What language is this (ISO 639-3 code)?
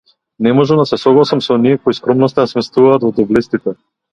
mkd